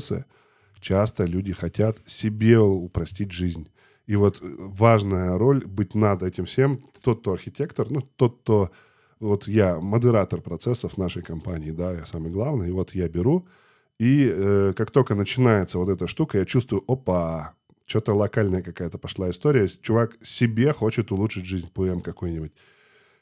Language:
Russian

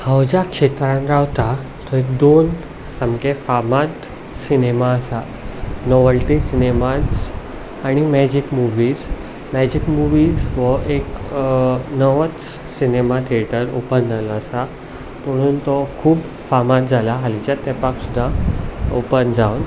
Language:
Konkani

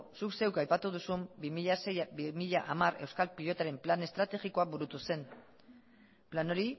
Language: Basque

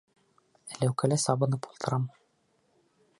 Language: Bashkir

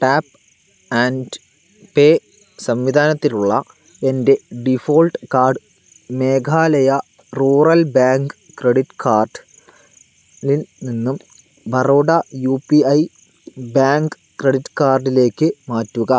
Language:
Malayalam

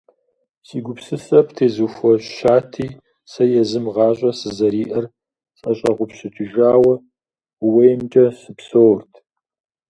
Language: Kabardian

